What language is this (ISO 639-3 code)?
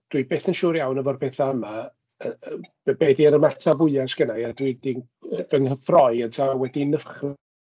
cym